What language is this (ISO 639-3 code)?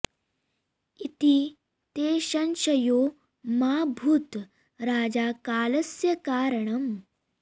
san